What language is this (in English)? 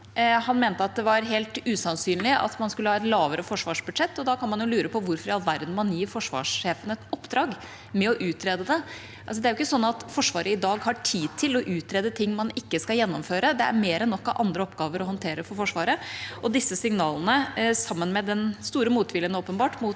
Norwegian